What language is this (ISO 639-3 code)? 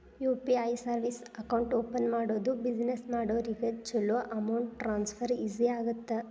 kan